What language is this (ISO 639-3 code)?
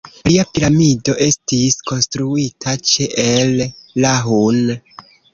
epo